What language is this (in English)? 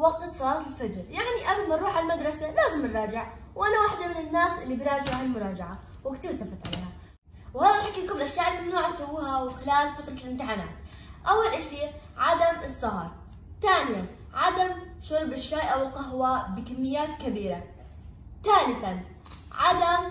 Arabic